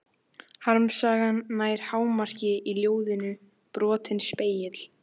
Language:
Icelandic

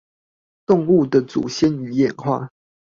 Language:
Chinese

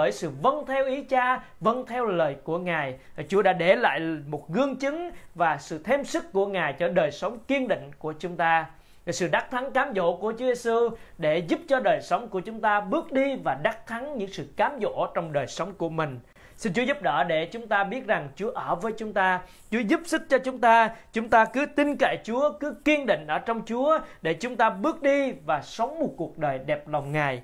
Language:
Vietnamese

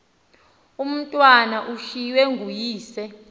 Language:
Xhosa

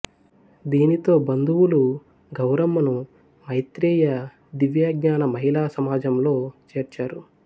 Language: Telugu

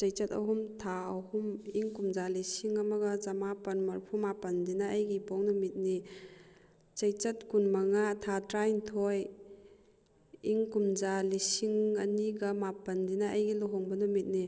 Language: Manipuri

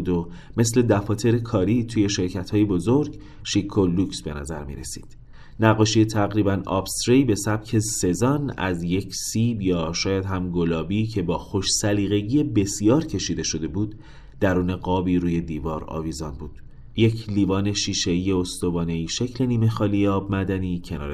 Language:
Persian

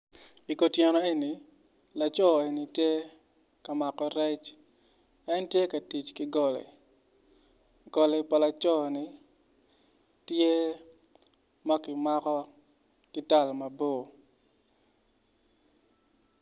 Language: Acoli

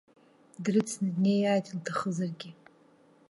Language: Abkhazian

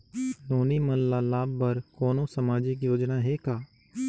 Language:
Chhattisgarhi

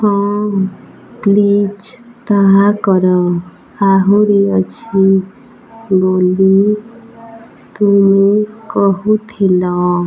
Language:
Odia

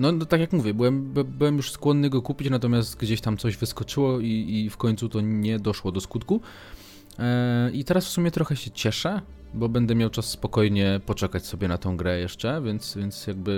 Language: Polish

